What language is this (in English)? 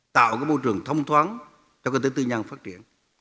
Vietnamese